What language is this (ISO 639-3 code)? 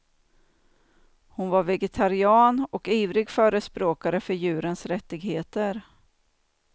swe